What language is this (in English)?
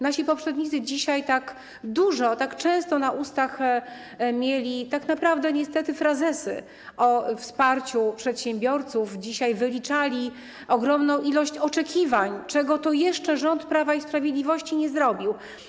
Polish